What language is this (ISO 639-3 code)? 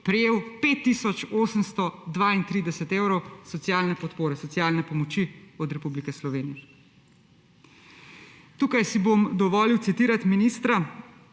slv